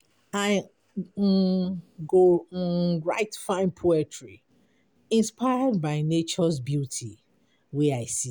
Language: Nigerian Pidgin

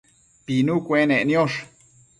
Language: Matsés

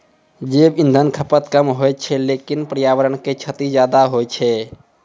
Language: Maithili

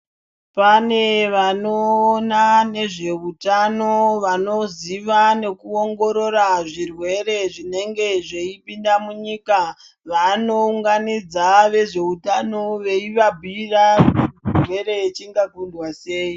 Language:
Ndau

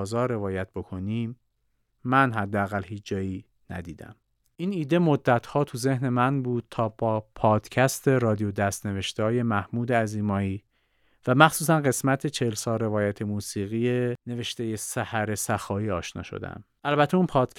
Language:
Persian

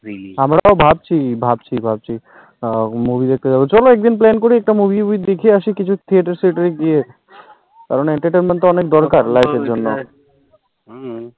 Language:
Bangla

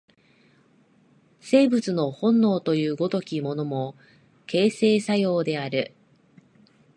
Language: Japanese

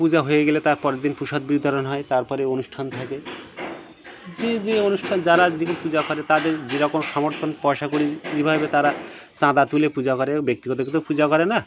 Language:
Bangla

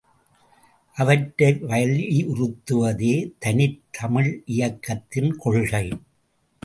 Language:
Tamil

